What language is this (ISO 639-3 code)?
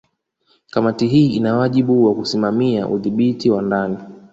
swa